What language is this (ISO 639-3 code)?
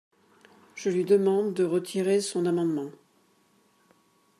fra